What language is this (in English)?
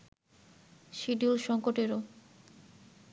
Bangla